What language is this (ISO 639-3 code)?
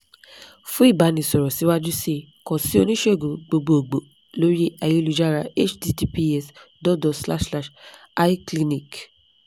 yor